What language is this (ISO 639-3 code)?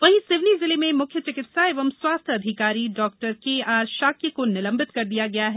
hin